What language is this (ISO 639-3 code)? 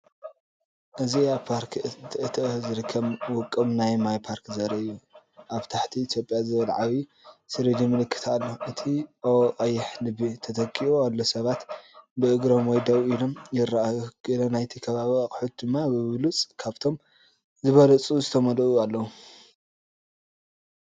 tir